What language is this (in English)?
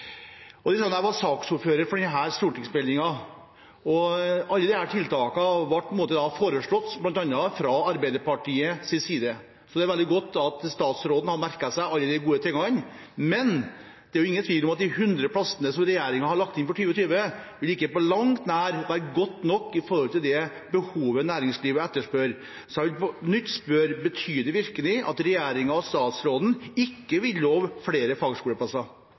Norwegian Bokmål